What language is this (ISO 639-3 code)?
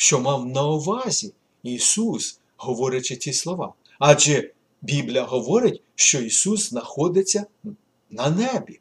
ukr